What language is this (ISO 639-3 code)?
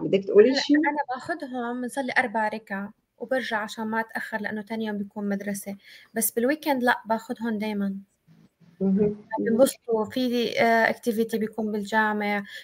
ara